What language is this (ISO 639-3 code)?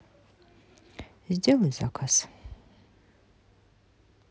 rus